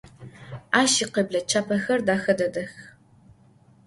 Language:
Adyghe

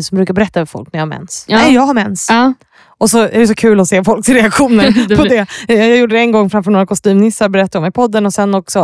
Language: Swedish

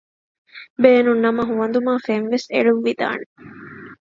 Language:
Divehi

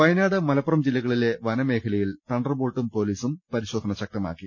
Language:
Malayalam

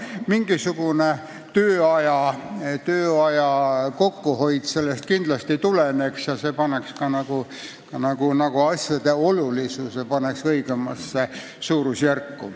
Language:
Estonian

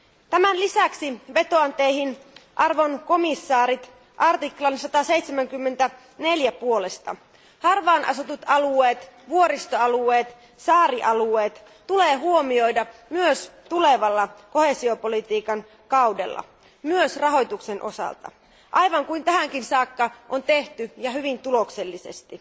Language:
Finnish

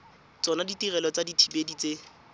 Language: Tswana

